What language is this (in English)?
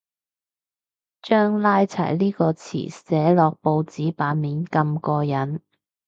Cantonese